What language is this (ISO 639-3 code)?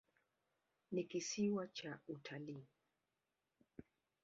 swa